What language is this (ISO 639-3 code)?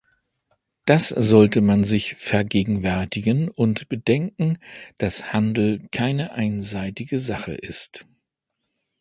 deu